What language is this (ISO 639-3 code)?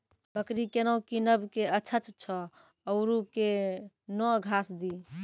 mai